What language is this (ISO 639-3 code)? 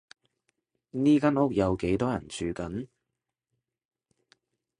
yue